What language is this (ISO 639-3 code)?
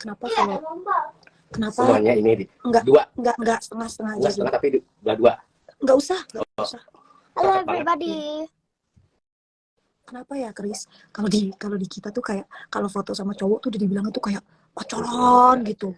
ind